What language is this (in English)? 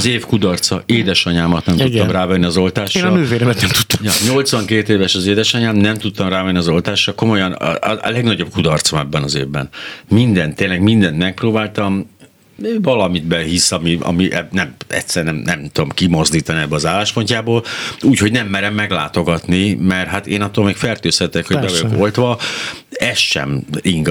Hungarian